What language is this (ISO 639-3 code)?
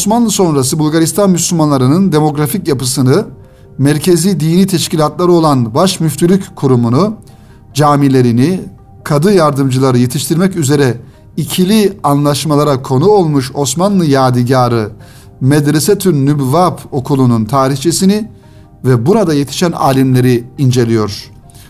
tur